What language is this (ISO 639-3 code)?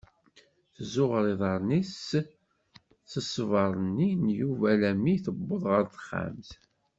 kab